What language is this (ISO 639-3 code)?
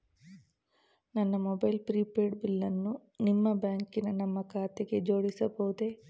kan